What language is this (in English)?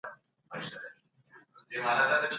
Pashto